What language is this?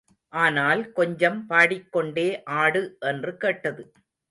Tamil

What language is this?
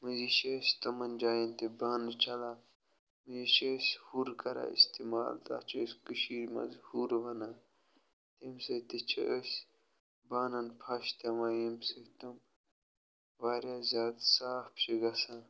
Kashmiri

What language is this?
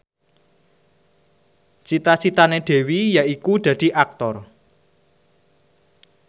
Javanese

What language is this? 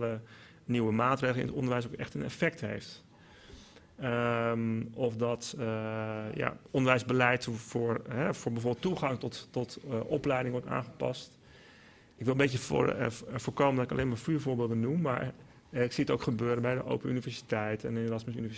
Dutch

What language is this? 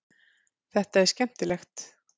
Icelandic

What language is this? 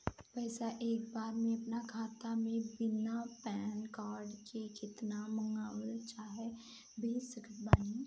Bhojpuri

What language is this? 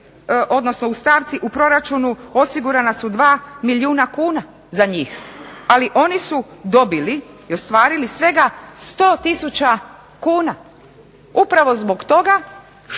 Croatian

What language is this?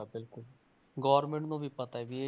Punjabi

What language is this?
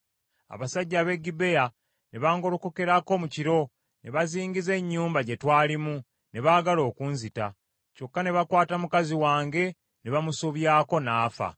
Ganda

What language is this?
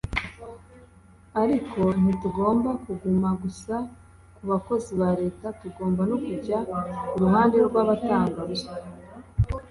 Kinyarwanda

